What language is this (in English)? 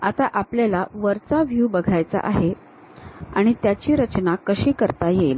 Marathi